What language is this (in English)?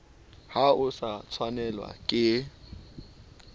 Southern Sotho